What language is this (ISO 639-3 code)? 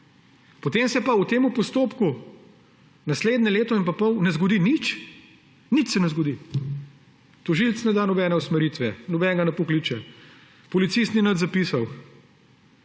slv